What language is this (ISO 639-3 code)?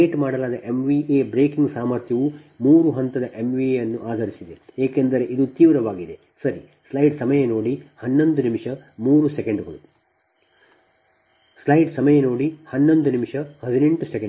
kan